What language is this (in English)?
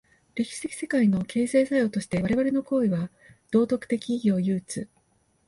Japanese